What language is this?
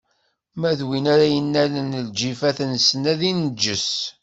Kabyle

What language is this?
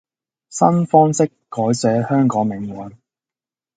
Cantonese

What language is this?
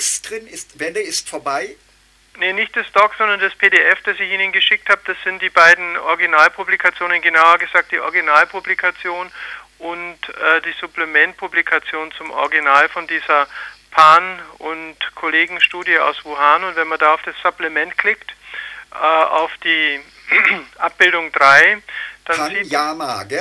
German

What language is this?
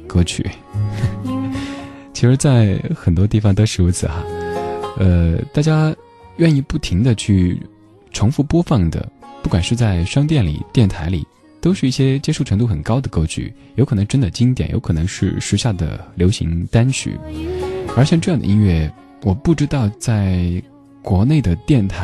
Chinese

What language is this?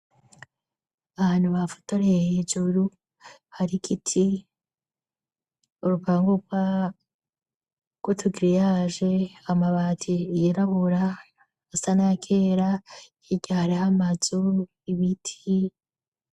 Rundi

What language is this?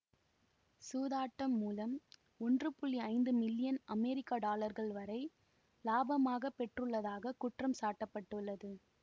Tamil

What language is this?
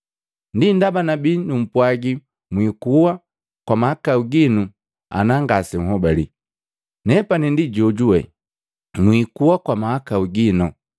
Matengo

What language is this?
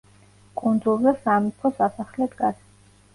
Georgian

